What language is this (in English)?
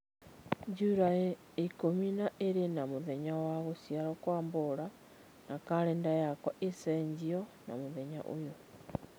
Kikuyu